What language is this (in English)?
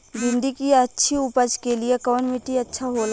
Bhojpuri